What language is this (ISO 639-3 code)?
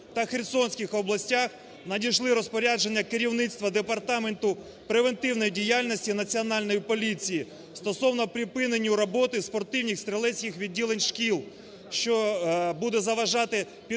ukr